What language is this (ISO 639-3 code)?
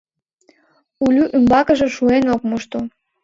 chm